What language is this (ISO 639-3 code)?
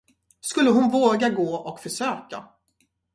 swe